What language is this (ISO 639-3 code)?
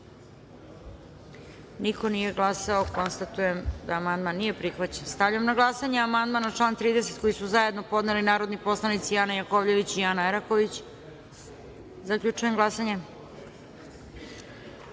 srp